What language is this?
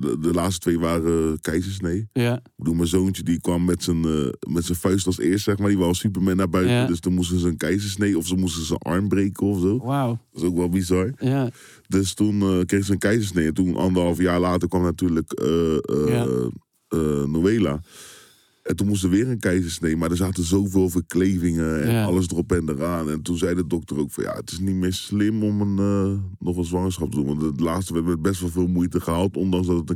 Dutch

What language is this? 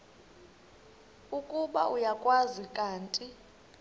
Xhosa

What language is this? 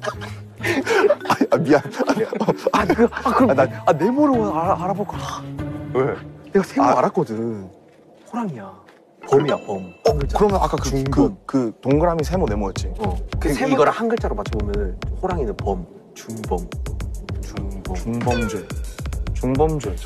Korean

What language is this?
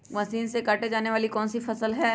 Magahi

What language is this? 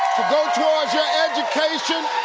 English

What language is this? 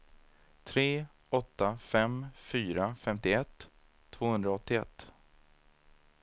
Swedish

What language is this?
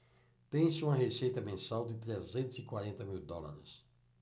Portuguese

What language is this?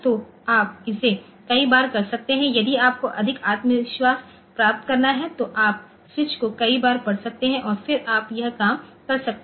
Hindi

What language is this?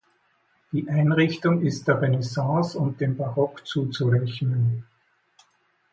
German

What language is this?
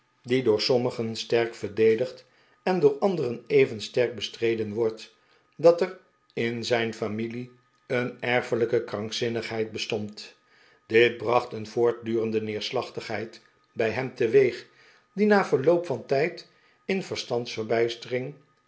Dutch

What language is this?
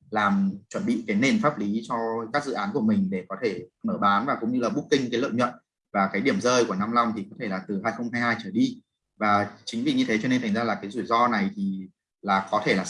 Vietnamese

